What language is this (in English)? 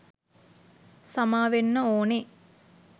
Sinhala